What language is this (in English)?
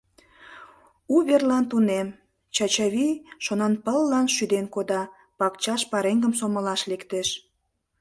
Mari